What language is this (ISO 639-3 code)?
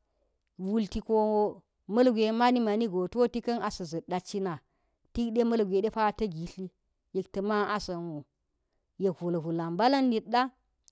gyz